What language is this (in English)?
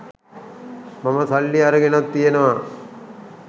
Sinhala